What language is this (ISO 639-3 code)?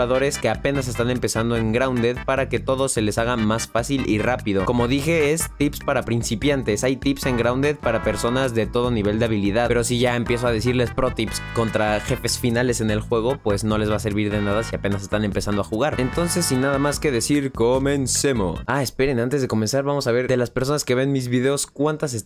spa